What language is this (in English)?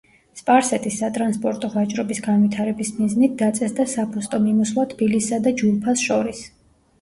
Georgian